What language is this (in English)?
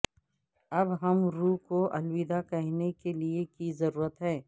Urdu